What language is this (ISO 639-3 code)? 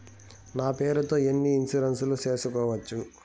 tel